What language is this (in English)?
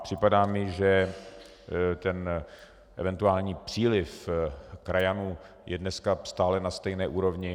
Czech